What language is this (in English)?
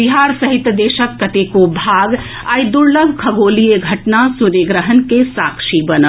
Maithili